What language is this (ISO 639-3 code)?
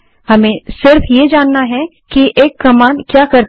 hin